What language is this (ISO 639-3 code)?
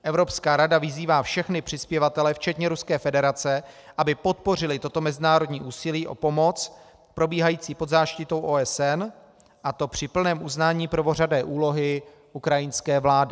ces